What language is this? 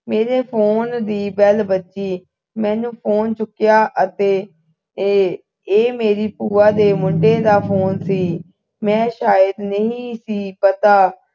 Punjabi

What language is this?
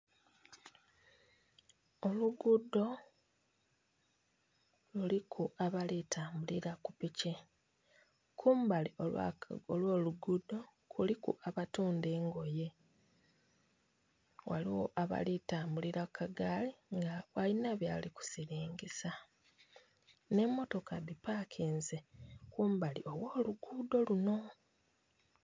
Soga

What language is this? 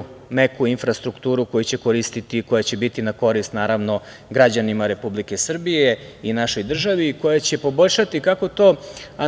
Serbian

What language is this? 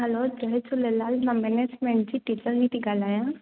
Sindhi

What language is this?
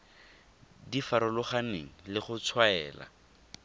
Tswana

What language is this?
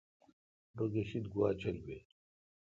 Kalkoti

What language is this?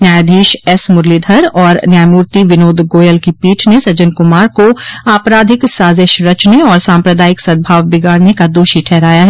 Hindi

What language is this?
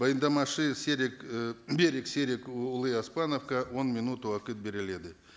Kazakh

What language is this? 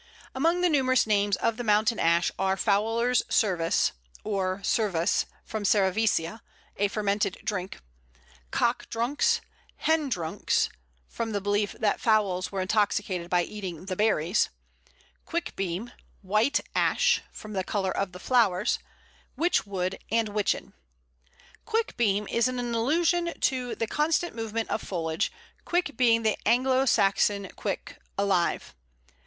English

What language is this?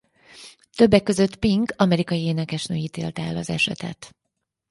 Hungarian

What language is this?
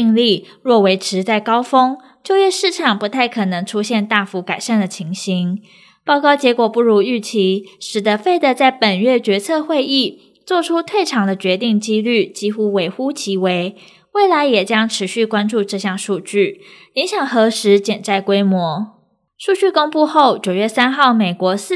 Chinese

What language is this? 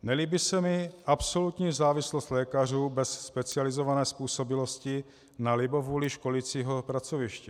Czech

